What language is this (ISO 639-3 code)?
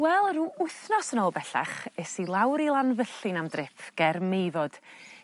cym